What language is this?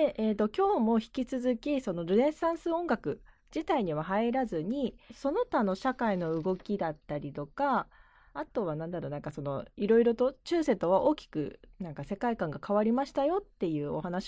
Japanese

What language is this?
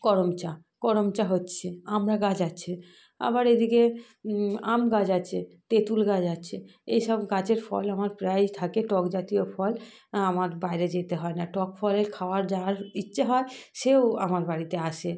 Bangla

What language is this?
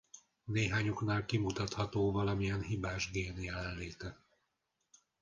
Hungarian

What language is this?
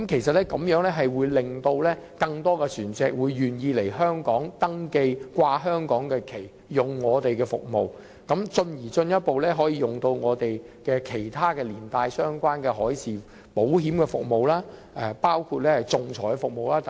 Cantonese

